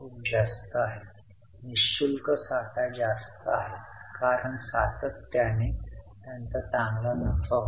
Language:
Marathi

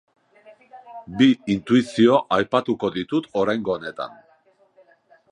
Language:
Basque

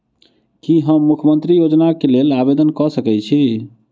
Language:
Maithili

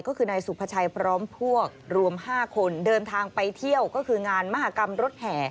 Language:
Thai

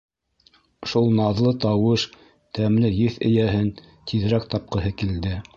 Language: Bashkir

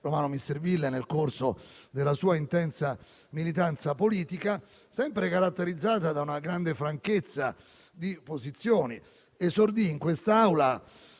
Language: Italian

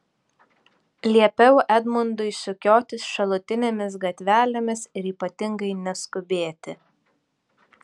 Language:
Lithuanian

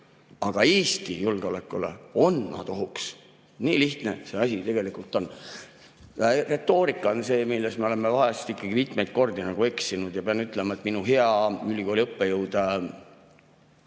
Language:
Estonian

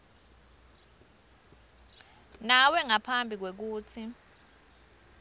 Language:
Swati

